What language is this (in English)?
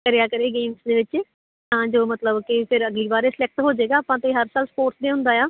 Punjabi